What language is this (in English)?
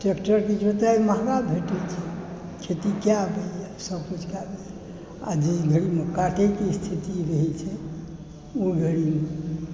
Maithili